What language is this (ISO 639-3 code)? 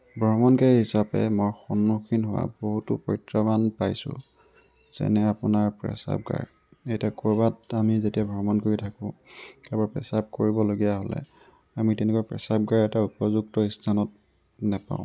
asm